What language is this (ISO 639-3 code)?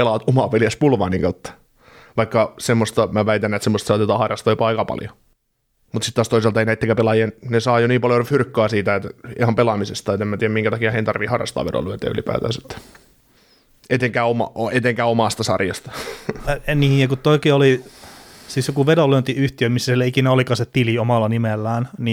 fin